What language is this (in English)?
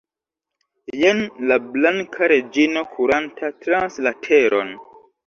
Esperanto